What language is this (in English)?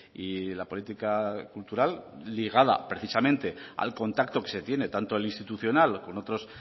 Spanish